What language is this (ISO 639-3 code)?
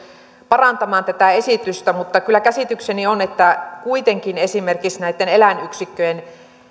fin